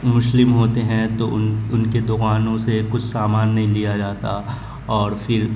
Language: Urdu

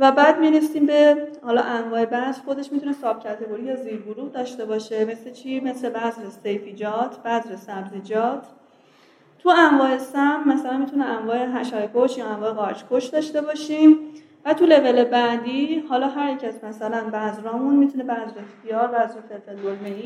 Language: Persian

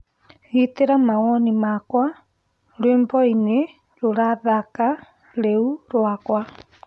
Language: Kikuyu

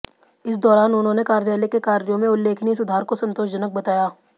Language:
Hindi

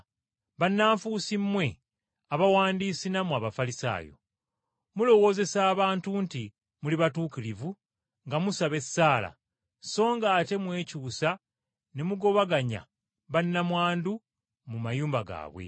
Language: Ganda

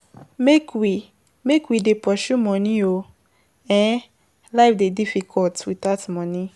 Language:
Nigerian Pidgin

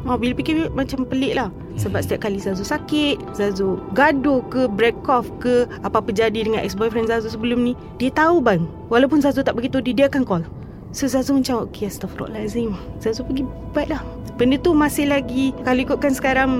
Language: Malay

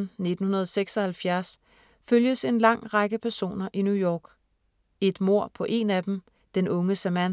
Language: Danish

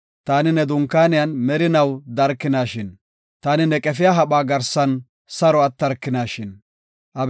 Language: Gofa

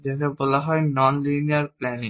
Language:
Bangla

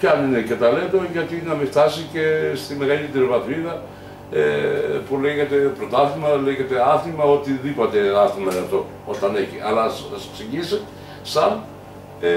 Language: Greek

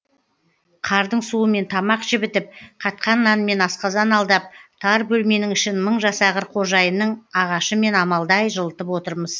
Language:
Kazakh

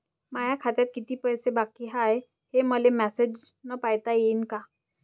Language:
Marathi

